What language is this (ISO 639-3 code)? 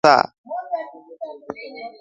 swa